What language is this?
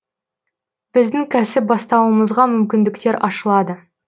Kazakh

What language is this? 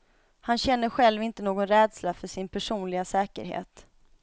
Swedish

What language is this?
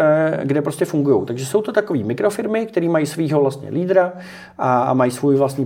Czech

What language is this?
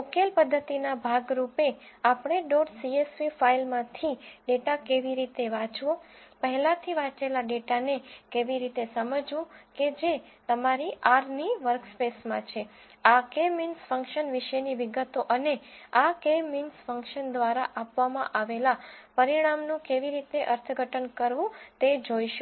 Gujarati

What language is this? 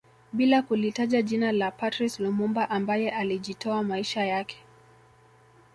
Swahili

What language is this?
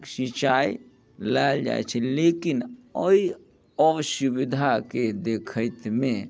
Maithili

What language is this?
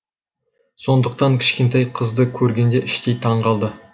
Kazakh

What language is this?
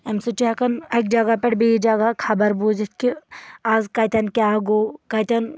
Kashmiri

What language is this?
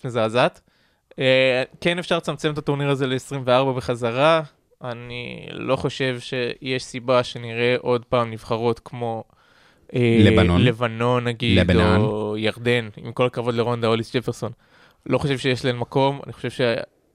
Hebrew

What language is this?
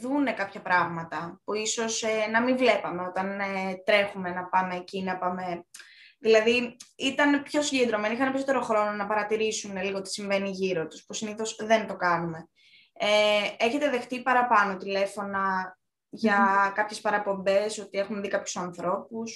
Greek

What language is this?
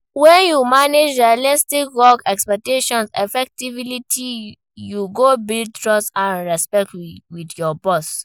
Nigerian Pidgin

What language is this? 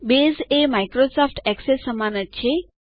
Gujarati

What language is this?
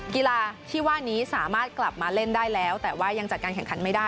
Thai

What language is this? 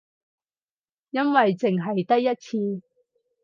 Cantonese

